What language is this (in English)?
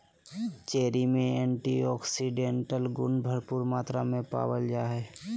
Magahi